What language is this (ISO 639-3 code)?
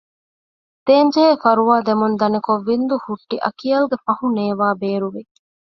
div